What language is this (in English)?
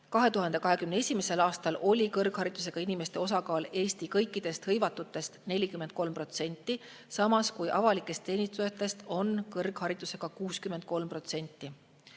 Estonian